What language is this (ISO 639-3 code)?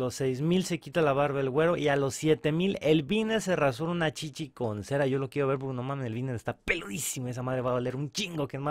spa